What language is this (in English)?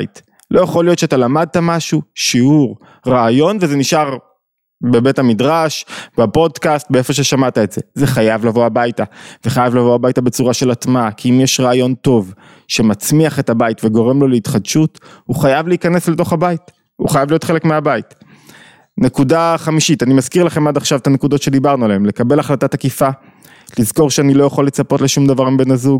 Hebrew